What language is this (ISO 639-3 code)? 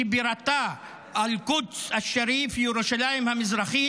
heb